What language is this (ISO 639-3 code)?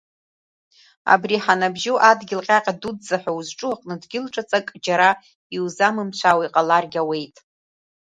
abk